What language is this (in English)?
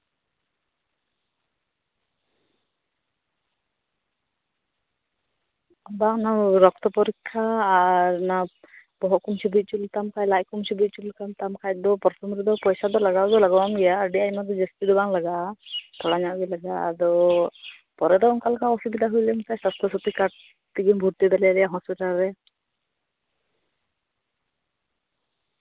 Santali